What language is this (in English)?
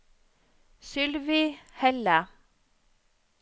Norwegian